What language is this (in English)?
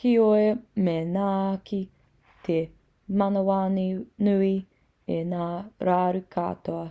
Māori